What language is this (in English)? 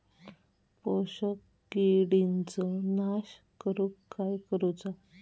Marathi